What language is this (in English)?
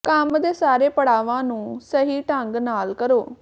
Punjabi